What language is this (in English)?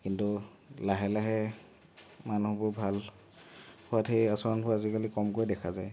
Assamese